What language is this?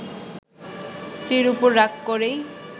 Bangla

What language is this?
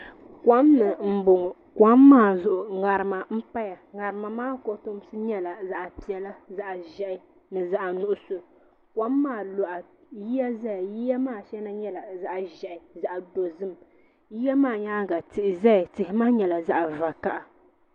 Dagbani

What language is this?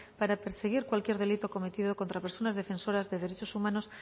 Spanish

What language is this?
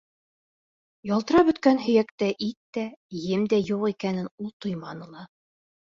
Bashkir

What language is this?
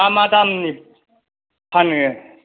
Bodo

